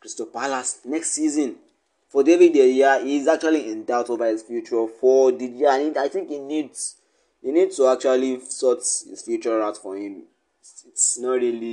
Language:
English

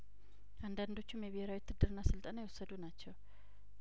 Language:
Amharic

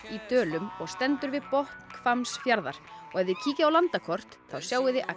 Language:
Icelandic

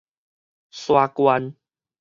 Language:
Min Nan Chinese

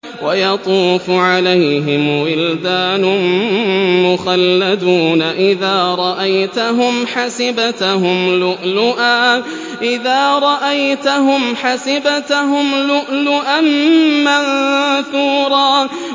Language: Arabic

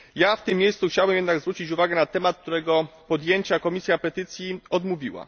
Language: Polish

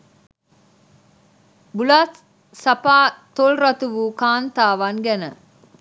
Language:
Sinhala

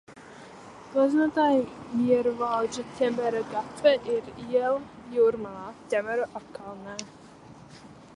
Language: Latvian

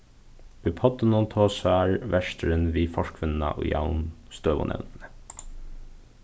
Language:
Faroese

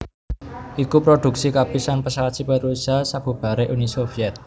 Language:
Javanese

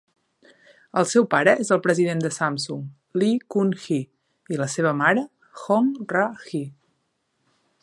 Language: Catalan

